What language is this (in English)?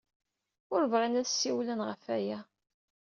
Kabyle